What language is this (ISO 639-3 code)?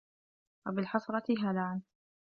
ara